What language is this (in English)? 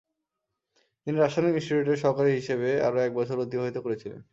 Bangla